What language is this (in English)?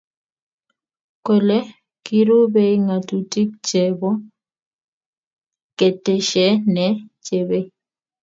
Kalenjin